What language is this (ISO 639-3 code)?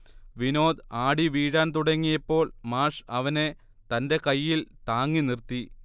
mal